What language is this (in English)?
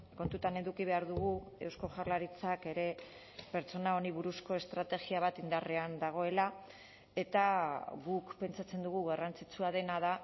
Basque